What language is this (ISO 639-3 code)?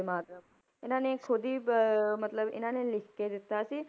pan